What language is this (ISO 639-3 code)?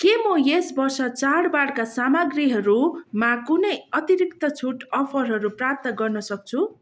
nep